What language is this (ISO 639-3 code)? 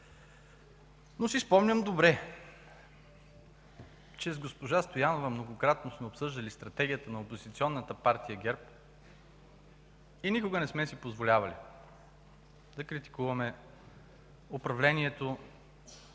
bul